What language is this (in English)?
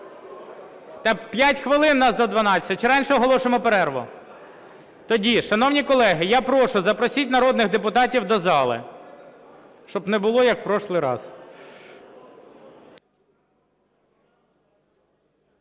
Ukrainian